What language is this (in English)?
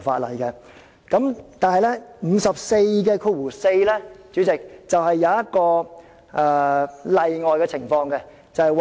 Cantonese